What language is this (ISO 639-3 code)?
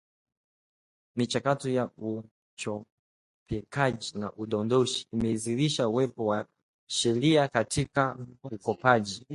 swa